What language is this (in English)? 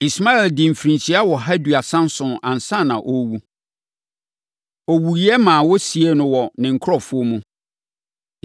Akan